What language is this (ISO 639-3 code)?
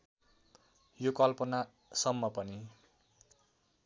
nep